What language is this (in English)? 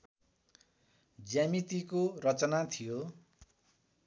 Nepali